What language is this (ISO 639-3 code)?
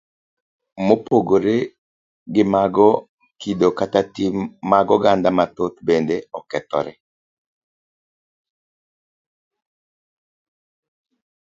luo